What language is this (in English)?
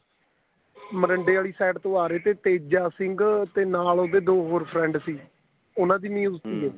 Punjabi